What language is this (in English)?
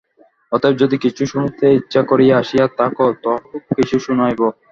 Bangla